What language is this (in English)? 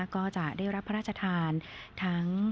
Thai